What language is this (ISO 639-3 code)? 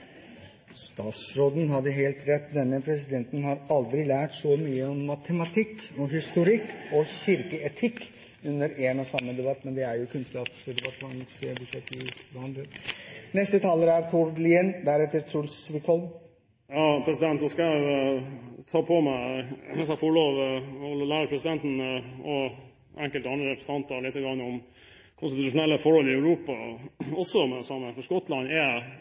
nob